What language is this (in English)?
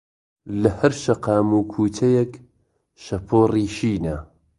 Central Kurdish